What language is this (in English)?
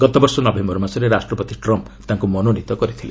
Odia